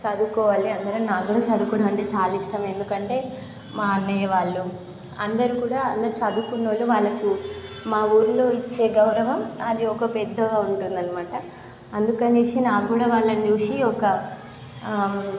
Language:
Telugu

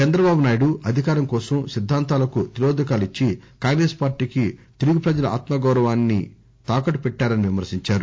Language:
Telugu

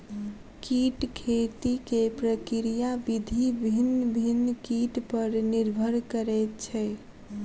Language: Maithili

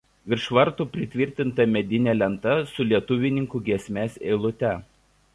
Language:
Lithuanian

